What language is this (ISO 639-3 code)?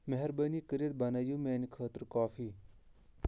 kas